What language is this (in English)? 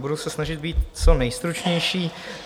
Czech